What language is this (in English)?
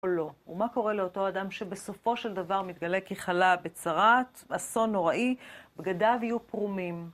Hebrew